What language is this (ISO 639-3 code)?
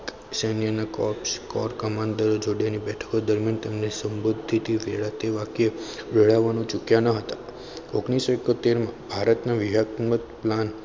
guj